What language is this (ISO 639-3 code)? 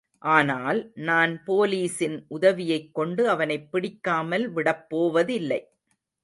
tam